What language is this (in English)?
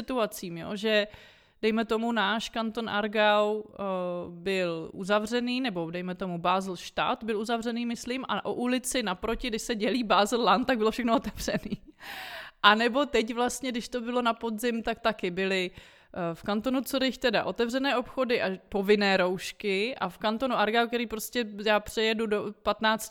Czech